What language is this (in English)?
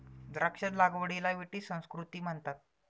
Marathi